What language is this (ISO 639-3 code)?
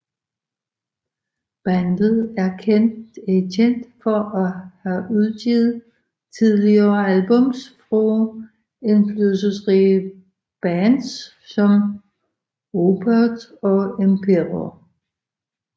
dan